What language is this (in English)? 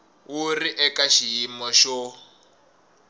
Tsonga